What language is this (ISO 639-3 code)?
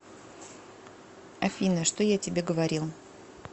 rus